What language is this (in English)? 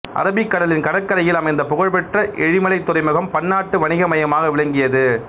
Tamil